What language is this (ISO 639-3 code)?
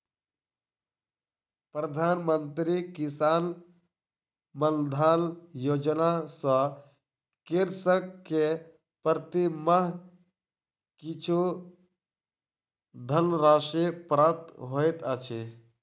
mai